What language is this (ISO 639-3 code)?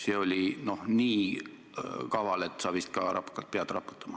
est